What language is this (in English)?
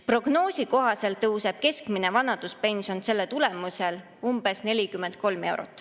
Estonian